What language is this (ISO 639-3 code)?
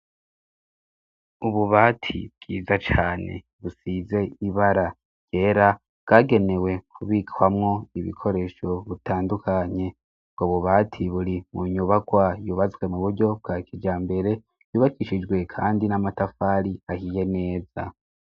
run